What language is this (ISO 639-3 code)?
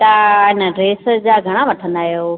snd